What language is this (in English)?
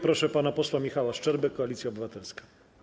Polish